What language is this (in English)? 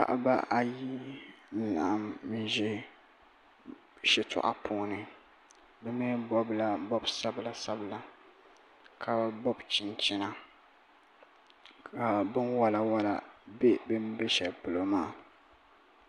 Dagbani